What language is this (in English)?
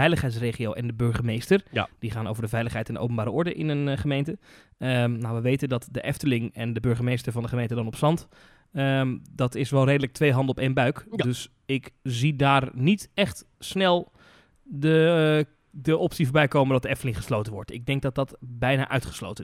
Dutch